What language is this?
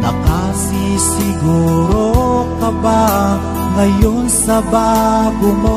Indonesian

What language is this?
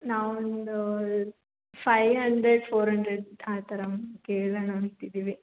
Kannada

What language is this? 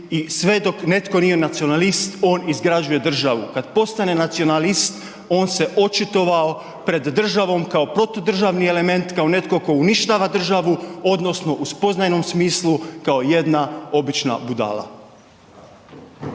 Croatian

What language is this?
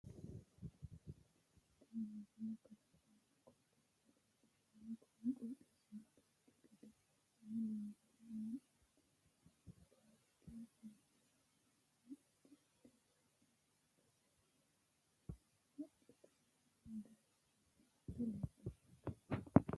Sidamo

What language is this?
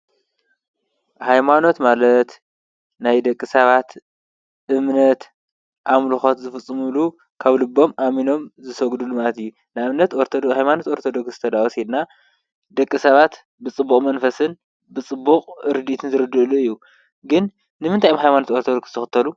Tigrinya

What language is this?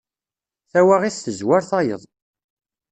Kabyle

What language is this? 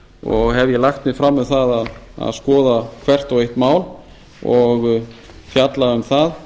Icelandic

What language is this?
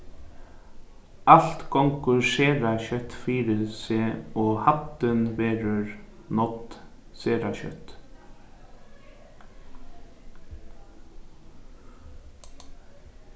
Faroese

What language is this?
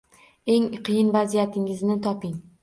Uzbek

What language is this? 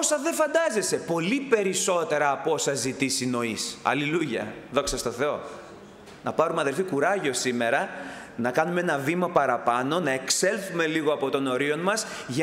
Greek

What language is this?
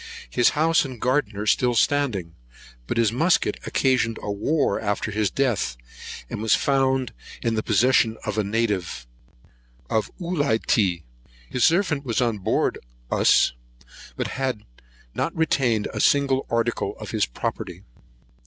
English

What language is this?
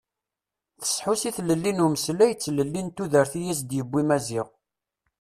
Kabyle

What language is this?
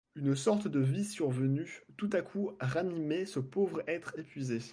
French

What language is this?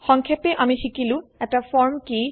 Assamese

